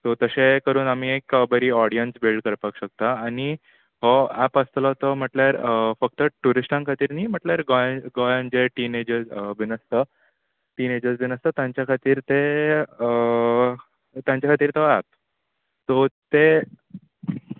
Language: Konkani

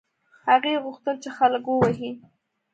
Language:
Pashto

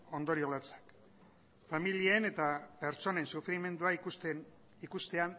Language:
Basque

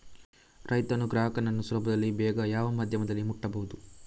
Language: Kannada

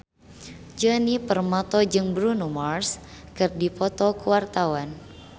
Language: Sundanese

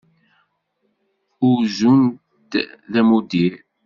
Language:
Kabyle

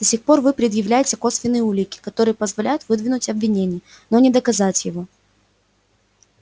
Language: Russian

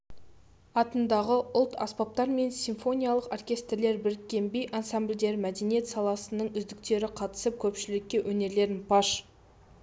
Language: Kazakh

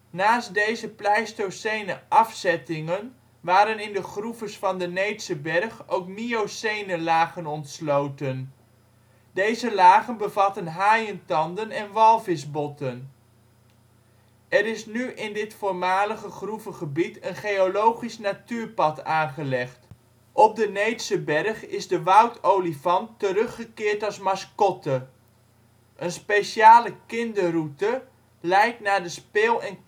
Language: Dutch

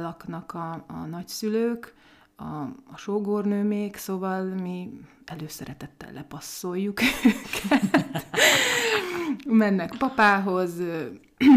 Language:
Hungarian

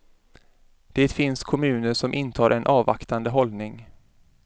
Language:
Swedish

